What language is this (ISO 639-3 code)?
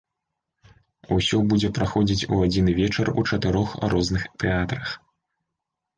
bel